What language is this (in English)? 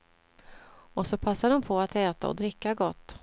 Swedish